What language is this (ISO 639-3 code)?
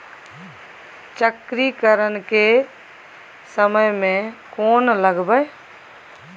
mai